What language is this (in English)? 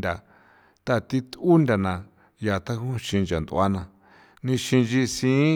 San Felipe Otlaltepec Popoloca